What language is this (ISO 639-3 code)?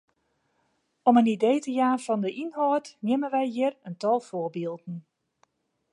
fry